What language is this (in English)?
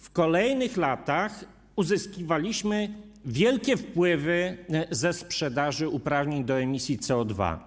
Polish